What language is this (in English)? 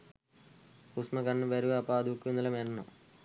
Sinhala